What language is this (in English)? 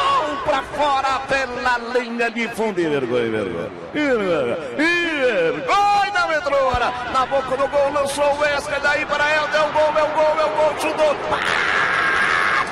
Portuguese